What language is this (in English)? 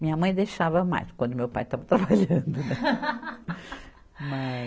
Portuguese